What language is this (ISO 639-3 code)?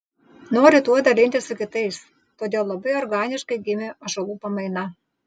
lit